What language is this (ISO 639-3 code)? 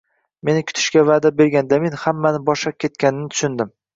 uzb